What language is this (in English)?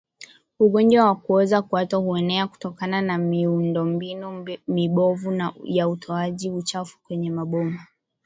Swahili